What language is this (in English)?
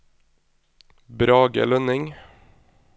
Norwegian